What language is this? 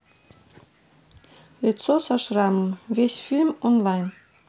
Russian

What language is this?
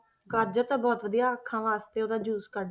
Punjabi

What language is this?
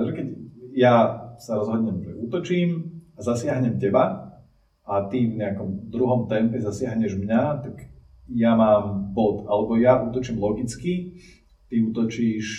Slovak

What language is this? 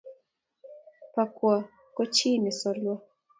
Kalenjin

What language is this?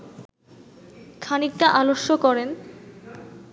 Bangla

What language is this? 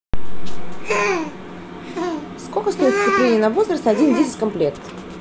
Russian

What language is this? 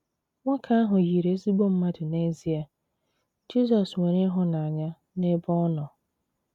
Igbo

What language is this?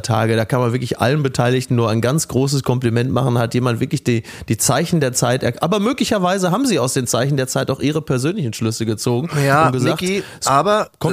German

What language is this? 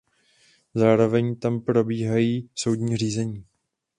Czech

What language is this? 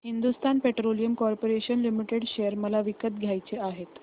Marathi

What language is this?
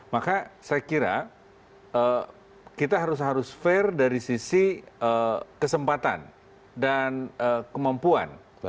Indonesian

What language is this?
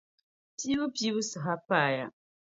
Dagbani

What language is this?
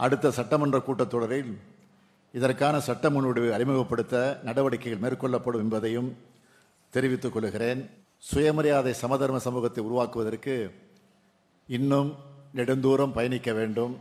Tamil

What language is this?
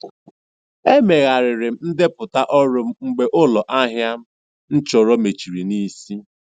Igbo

